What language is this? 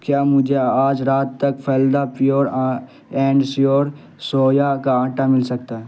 Urdu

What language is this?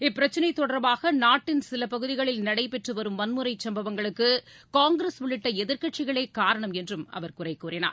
Tamil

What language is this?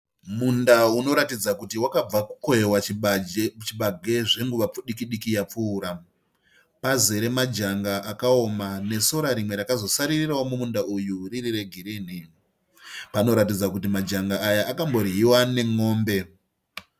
Shona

